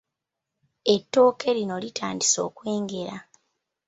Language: Ganda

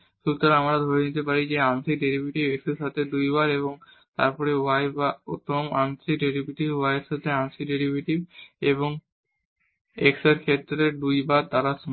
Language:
Bangla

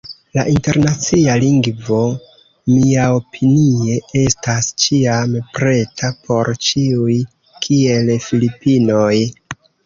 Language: Esperanto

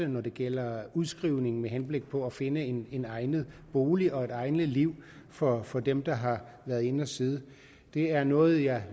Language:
Danish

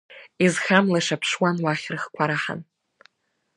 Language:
Abkhazian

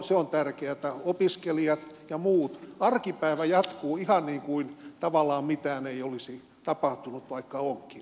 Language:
Finnish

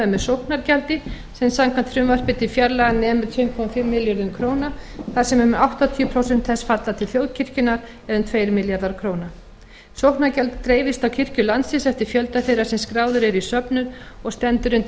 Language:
Icelandic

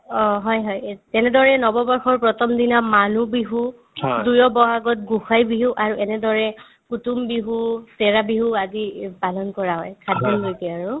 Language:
Assamese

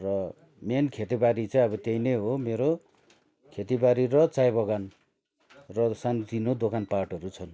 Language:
Nepali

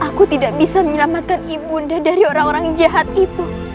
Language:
Indonesian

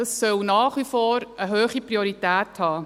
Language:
Swiss German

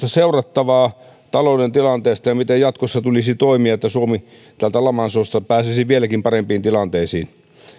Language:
Finnish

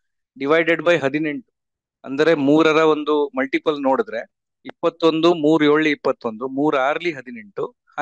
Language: Kannada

